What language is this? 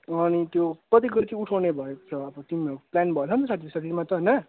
Nepali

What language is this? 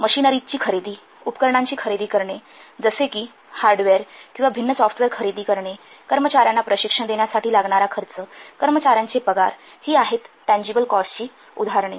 Marathi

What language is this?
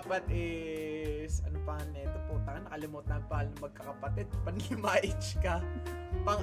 Filipino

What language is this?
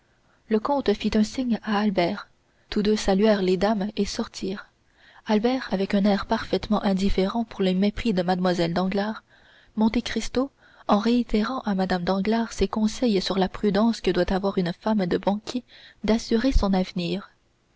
French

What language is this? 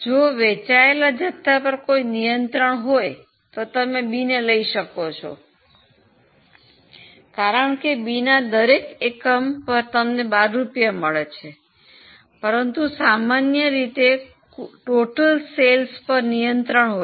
Gujarati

